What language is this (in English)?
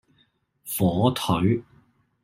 Cantonese